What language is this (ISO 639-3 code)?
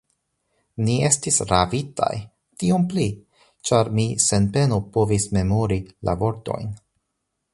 epo